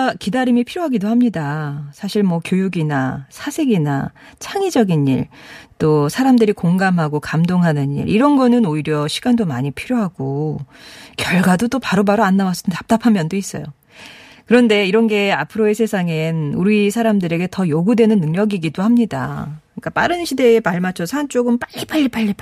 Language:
Korean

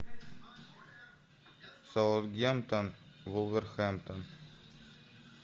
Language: Russian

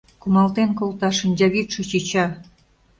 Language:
Mari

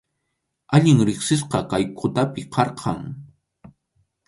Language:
Arequipa-La Unión Quechua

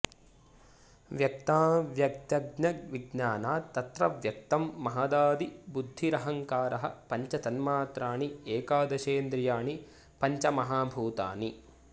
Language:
Sanskrit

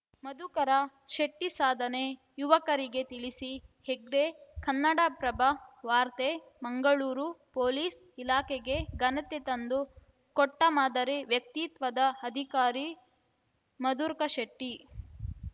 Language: Kannada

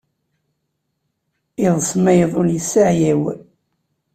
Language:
Kabyle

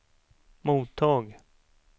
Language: Swedish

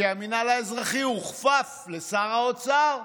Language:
Hebrew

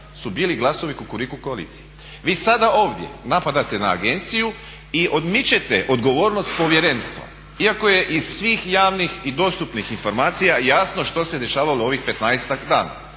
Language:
Croatian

